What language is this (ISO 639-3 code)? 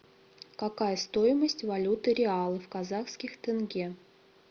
rus